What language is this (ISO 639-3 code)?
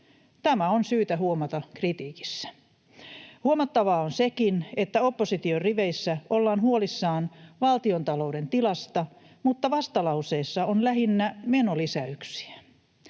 fin